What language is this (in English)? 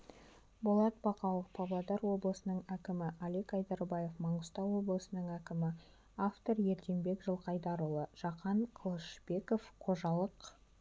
Kazakh